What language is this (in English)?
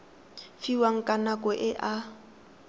Tswana